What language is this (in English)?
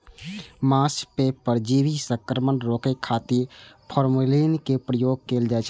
Maithili